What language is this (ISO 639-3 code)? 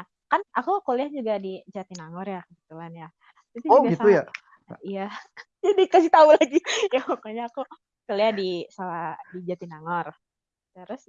ind